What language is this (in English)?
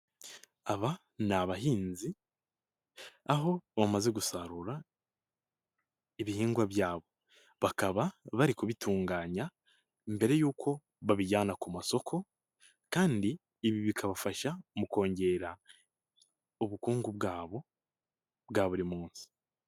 Kinyarwanda